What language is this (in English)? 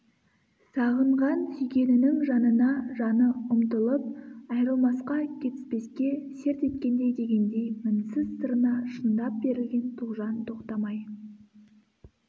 Kazakh